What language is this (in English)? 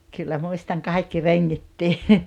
Finnish